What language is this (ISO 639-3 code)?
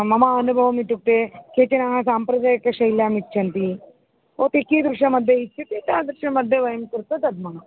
san